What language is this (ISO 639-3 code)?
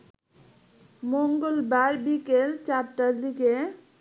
ben